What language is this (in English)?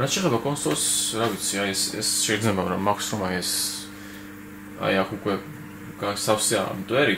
Romanian